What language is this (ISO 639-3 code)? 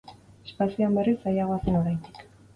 eus